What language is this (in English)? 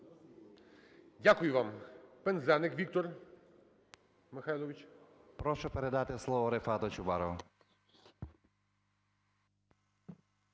Ukrainian